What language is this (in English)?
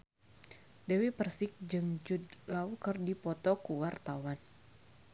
Sundanese